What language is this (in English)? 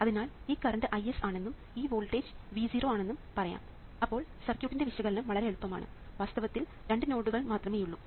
Malayalam